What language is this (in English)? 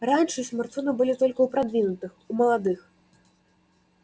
Russian